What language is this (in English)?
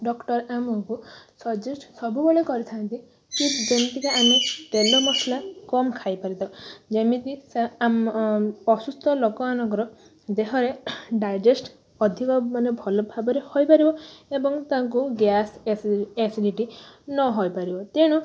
Odia